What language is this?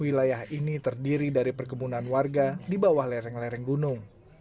Indonesian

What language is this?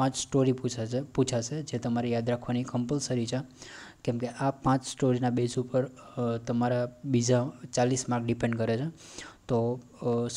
Hindi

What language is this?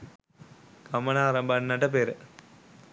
Sinhala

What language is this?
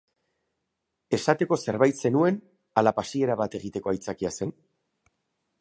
Basque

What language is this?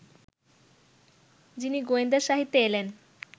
Bangla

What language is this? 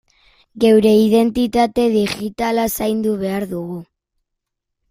Basque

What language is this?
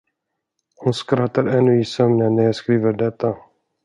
Swedish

